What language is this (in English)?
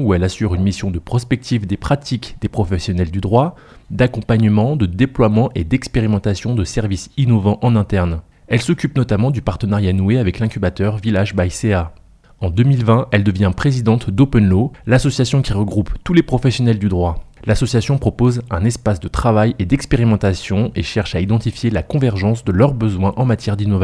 French